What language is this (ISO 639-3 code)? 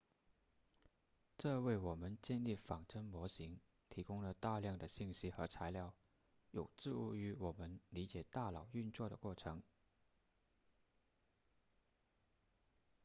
zho